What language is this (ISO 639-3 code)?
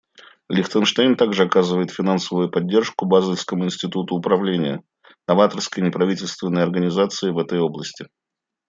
rus